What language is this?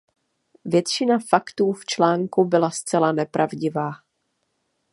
Czech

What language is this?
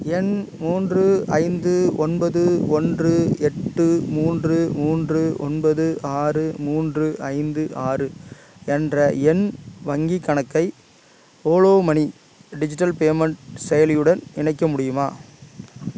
Tamil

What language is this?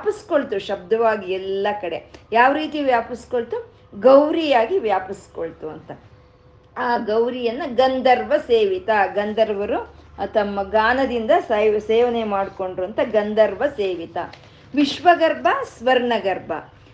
Kannada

